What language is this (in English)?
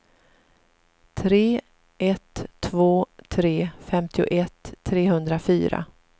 Swedish